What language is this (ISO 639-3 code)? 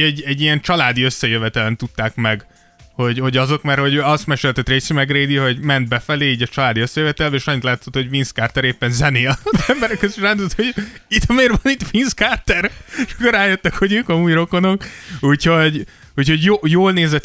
hun